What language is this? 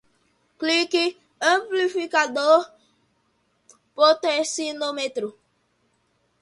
Portuguese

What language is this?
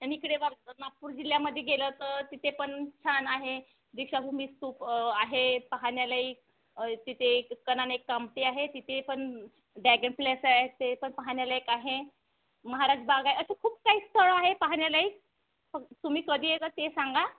Marathi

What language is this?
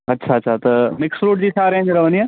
Sindhi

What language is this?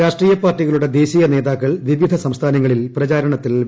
Malayalam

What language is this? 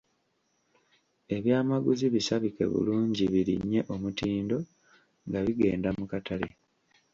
Ganda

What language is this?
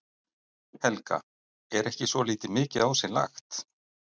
Icelandic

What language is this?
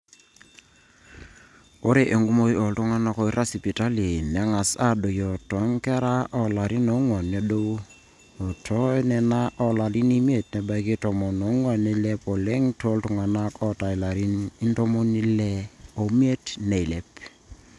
Masai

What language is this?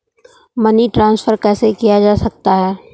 Hindi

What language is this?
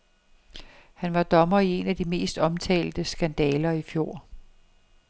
Danish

